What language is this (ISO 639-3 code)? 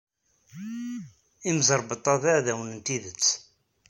kab